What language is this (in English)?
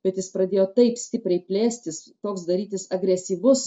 Lithuanian